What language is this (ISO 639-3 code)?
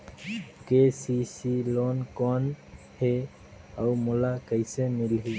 hne